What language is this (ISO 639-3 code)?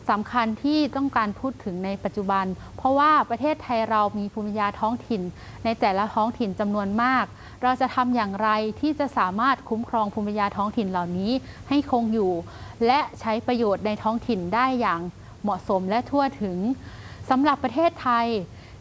tha